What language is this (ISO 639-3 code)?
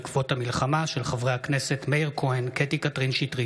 heb